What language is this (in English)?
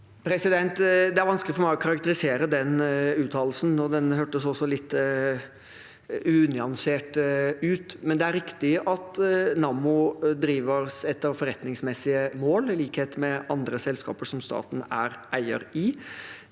Norwegian